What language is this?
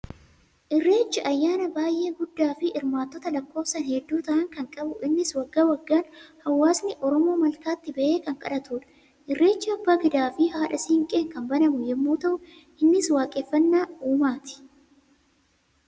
Oromo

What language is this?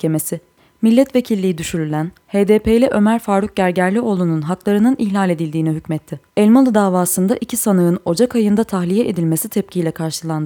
Turkish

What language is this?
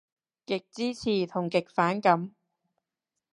Cantonese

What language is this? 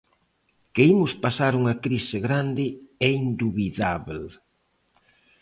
Galician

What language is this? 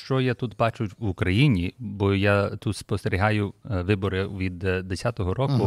Ukrainian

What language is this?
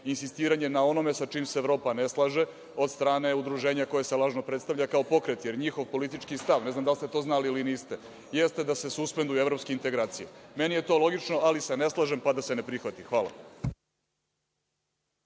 Serbian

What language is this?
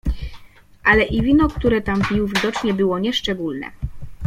Polish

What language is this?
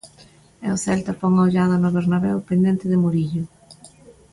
Galician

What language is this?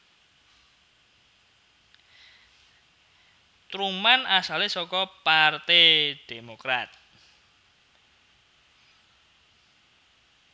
Javanese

